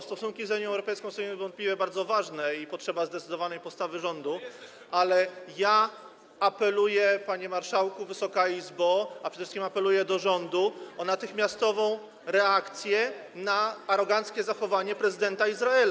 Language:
Polish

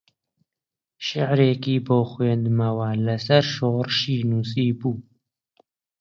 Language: Central Kurdish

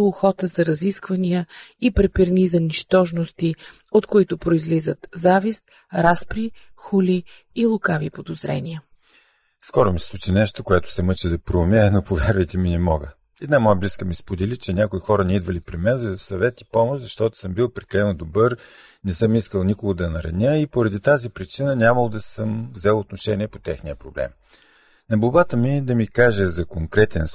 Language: Bulgarian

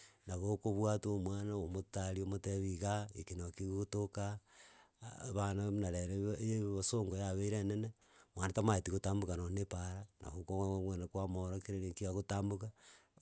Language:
Gusii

